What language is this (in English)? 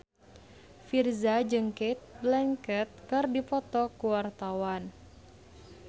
Sundanese